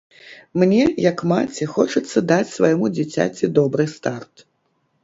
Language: Belarusian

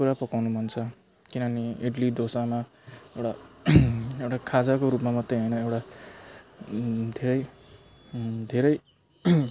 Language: Nepali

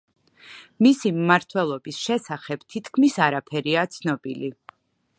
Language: Georgian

